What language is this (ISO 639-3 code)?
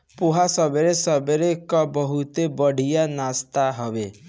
bho